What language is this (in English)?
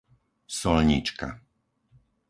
Slovak